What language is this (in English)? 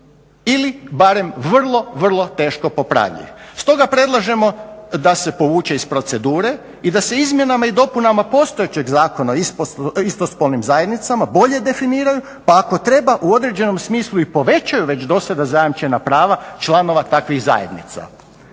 Croatian